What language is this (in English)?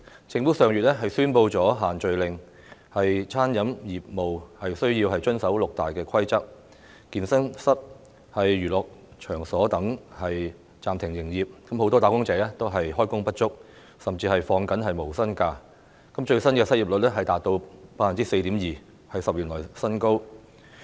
Cantonese